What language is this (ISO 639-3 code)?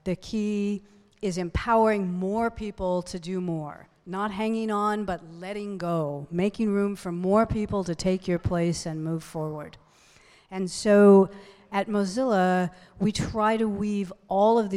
eng